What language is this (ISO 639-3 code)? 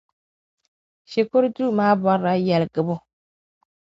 dag